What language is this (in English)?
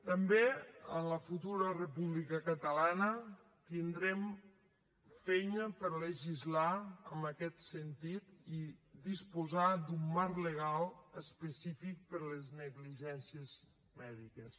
Catalan